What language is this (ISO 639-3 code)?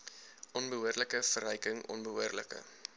afr